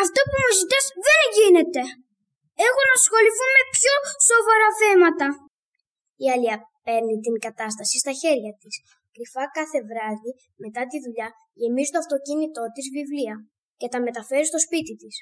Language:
Greek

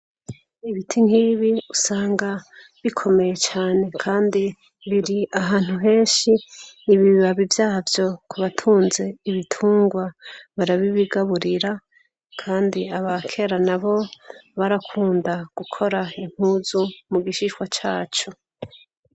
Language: Rundi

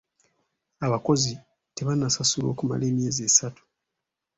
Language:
Ganda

